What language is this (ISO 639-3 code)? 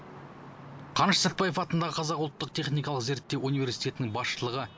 kaz